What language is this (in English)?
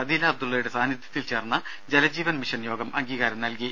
Malayalam